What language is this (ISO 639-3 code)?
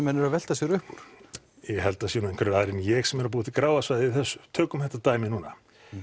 isl